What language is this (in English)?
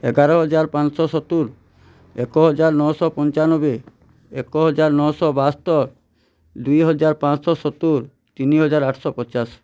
Odia